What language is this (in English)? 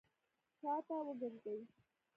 Pashto